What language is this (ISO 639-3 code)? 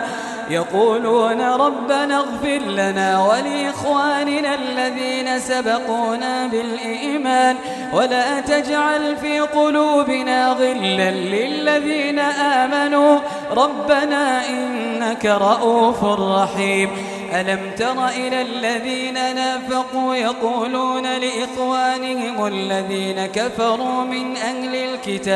ara